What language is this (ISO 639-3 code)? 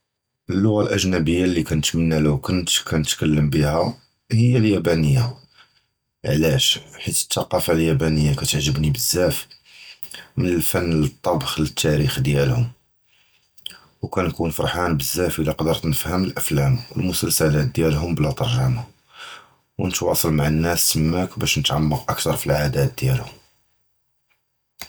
jrb